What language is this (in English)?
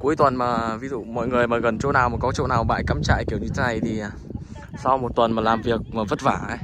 Vietnamese